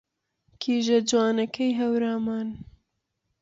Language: Central Kurdish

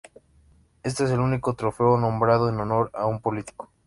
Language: Spanish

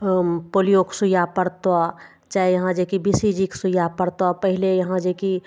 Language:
Maithili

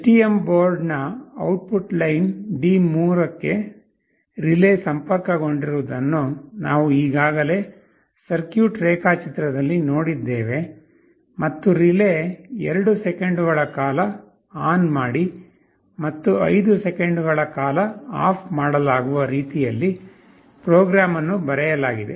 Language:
Kannada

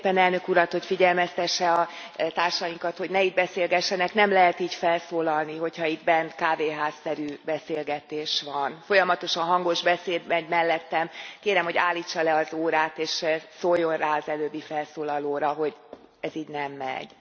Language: Hungarian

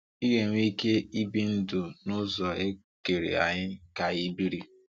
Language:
Igbo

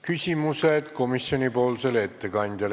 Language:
Estonian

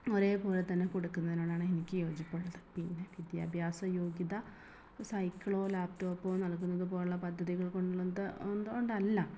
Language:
Malayalam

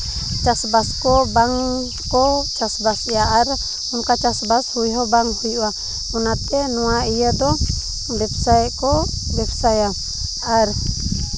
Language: Santali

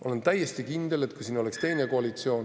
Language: Estonian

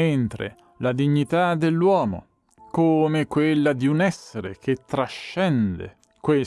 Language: Italian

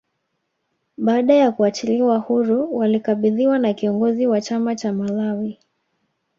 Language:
Swahili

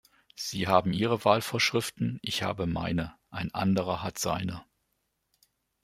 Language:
German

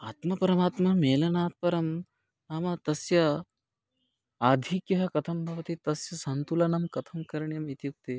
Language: Sanskrit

